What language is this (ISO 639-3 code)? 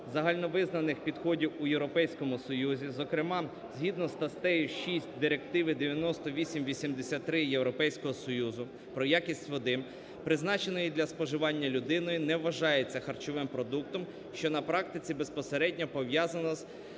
ukr